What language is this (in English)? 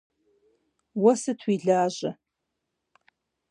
Kabardian